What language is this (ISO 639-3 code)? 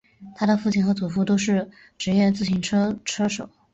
zho